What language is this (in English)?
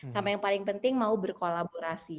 Indonesian